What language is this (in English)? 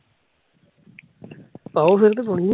Punjabi